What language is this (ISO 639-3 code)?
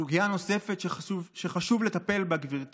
heb